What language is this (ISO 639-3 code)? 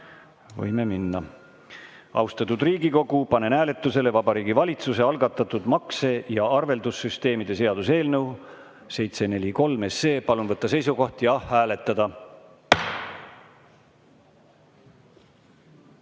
est